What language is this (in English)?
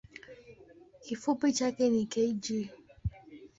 Swahili